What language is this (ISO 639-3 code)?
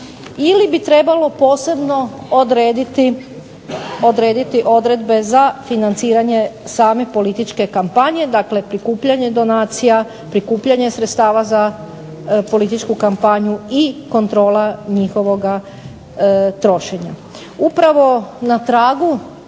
hrv